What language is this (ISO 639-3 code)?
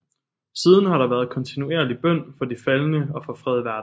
dan